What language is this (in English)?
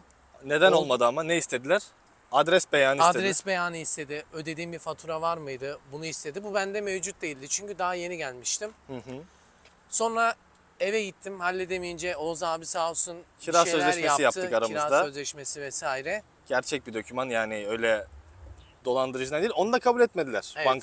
Turkish